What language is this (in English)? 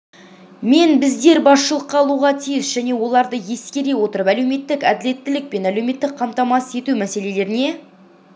Kazakh